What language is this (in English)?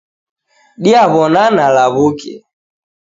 Taita